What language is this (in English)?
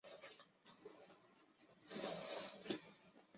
Chinese